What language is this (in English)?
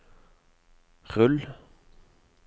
Norwegian